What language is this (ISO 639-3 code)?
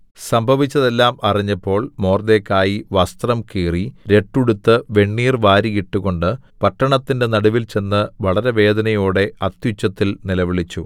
mal